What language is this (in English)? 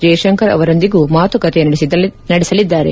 Kannada